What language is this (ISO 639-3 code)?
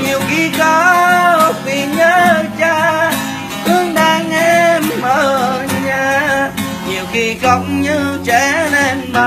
vie